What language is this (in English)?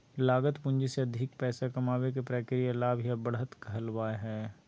Magahi